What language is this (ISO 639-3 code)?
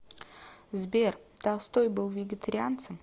rus